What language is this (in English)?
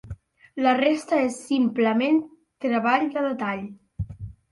Catalan